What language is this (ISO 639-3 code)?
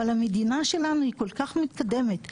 heb